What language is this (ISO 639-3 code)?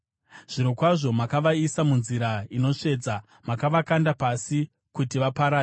sna